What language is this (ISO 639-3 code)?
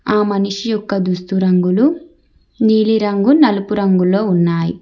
tel